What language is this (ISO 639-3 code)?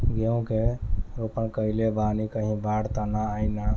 bho